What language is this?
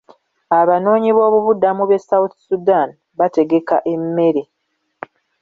Ganda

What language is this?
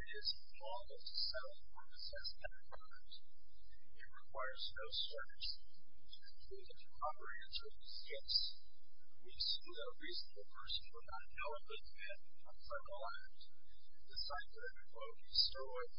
English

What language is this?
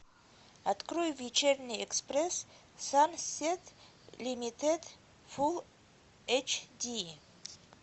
Russian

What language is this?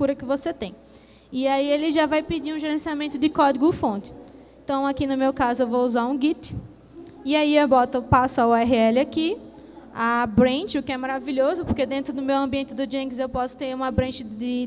Portuguese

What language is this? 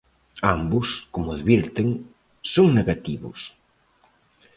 Galician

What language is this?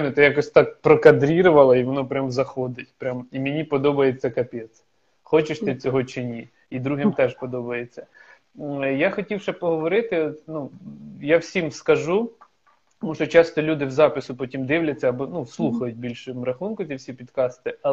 Ukrainian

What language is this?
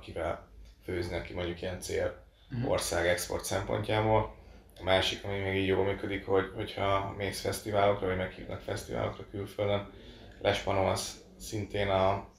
Hungarian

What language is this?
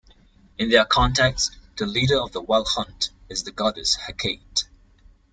English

